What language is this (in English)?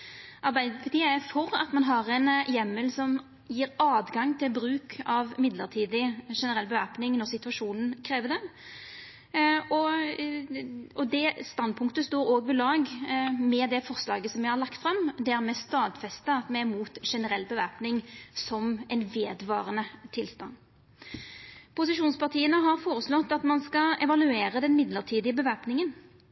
Norwegian Nynorsk